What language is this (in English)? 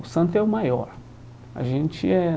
Portuguese